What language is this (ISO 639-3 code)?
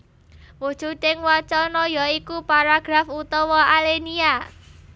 jav